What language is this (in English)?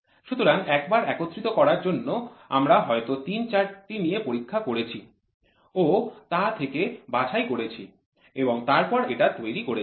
Bangla